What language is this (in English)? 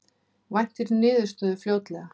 Icelandic